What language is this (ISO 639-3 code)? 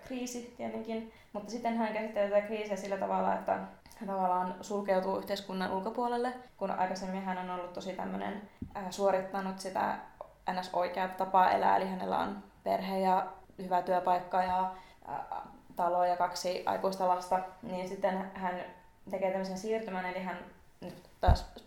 fin